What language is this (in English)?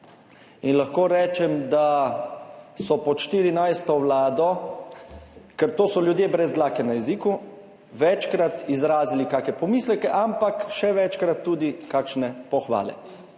Slovenian